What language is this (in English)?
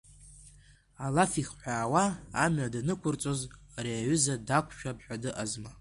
Abkhazian